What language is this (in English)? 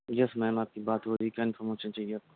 Urdu